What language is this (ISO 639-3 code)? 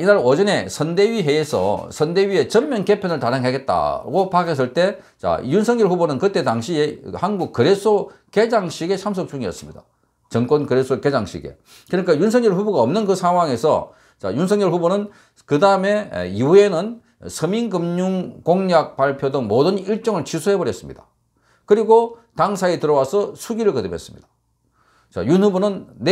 kor